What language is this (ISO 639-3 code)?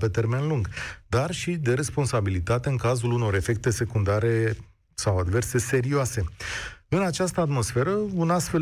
ron